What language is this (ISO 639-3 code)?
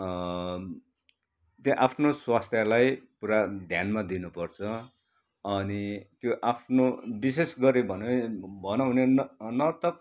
nep